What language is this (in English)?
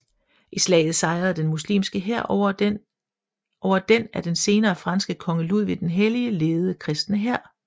Danish